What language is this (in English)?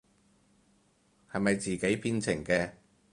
Cantonese